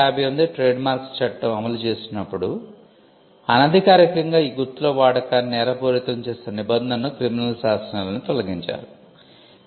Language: Telugu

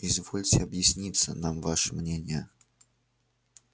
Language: Russian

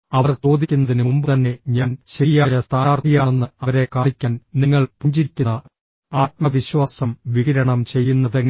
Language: Malayalam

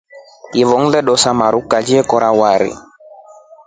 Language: Rombo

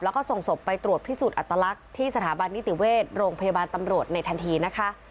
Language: Thai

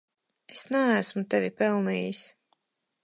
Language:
Latvian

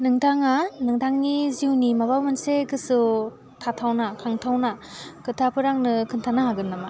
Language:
Bodo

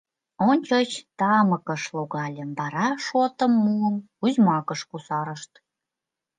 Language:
Mari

